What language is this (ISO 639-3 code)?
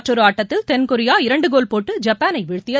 tam